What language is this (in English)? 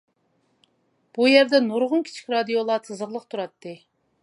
Uyghur